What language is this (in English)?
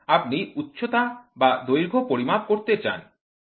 Bangla